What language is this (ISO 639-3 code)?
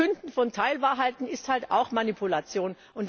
deu